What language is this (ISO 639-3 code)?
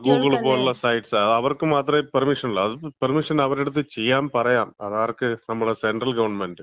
mal